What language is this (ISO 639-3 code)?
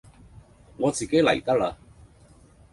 yue